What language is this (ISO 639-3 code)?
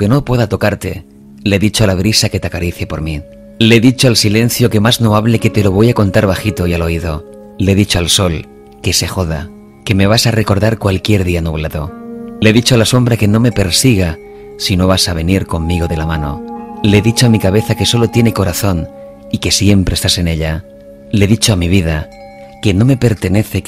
spa